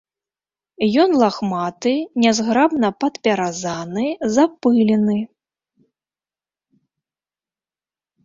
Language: Belarusian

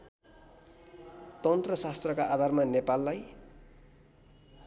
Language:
Nepali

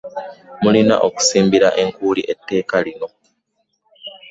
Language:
Ganda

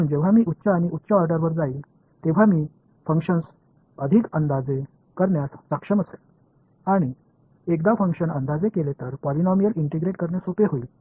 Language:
Marathi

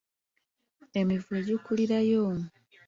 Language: Ganda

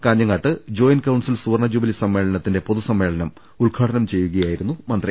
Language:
Malayalam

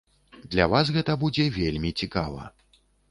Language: Belarusian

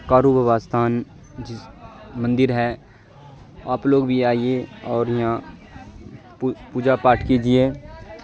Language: Urdu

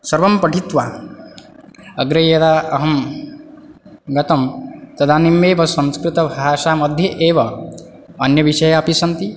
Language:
Sanskrit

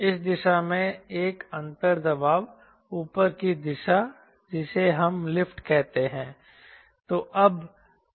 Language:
Hindi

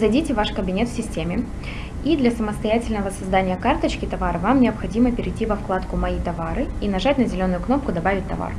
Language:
Russian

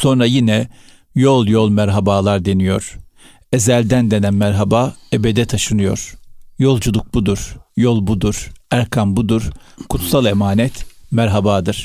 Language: Turkish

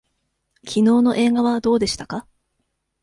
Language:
Japanese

